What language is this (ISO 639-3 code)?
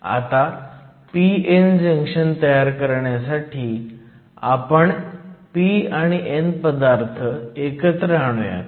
mar